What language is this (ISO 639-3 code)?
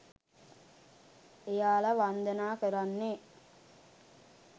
sin